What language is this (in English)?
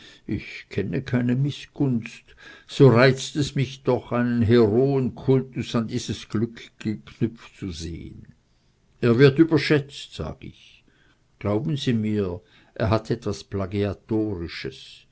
German